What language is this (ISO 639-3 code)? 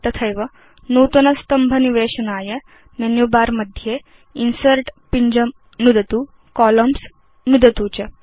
san